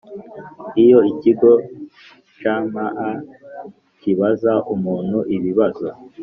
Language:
Kinyarwanda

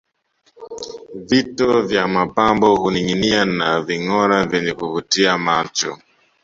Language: Swahili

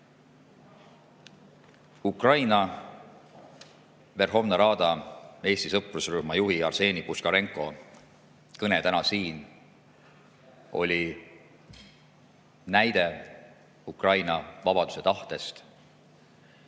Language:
Estonian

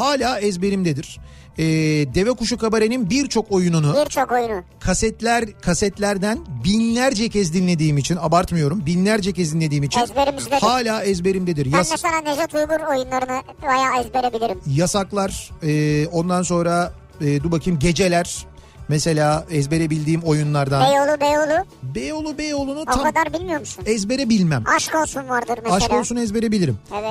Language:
Turkish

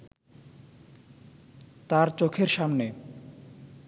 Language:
Bangla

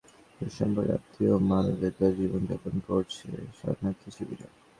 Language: Bangla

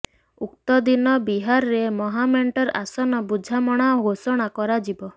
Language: Odia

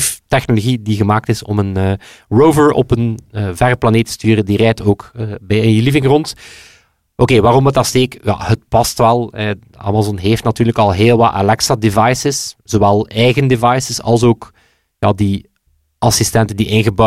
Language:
Dutch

